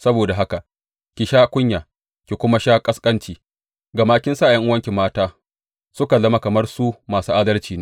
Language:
Hausa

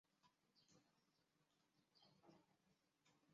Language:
Chinese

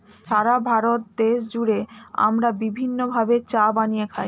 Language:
Bangla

